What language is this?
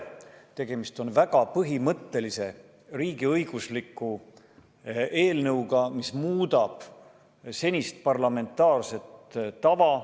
Estonian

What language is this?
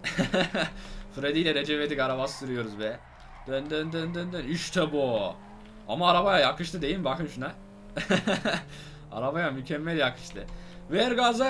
Turkish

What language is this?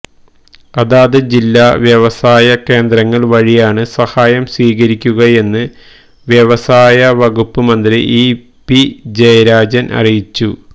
Malayalam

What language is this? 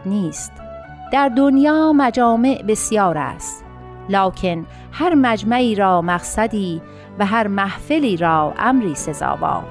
Persian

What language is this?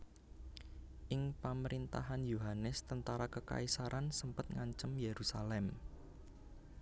Javanese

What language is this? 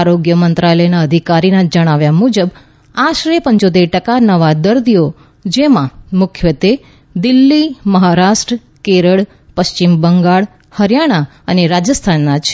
Gujarati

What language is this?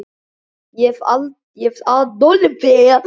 Icelandic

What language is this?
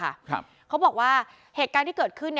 Thai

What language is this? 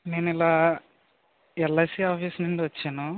Telugu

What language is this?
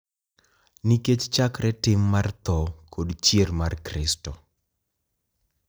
Luo (Kenya and Tanzania)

